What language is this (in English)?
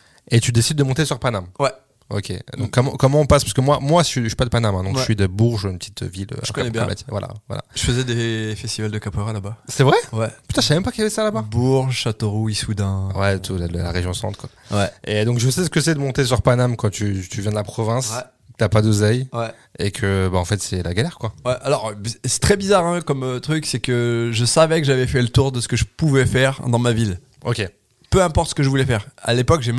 French